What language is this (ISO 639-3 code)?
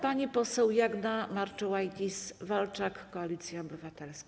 pol